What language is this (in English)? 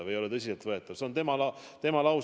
Estonian